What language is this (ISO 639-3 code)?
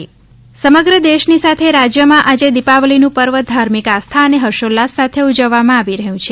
guj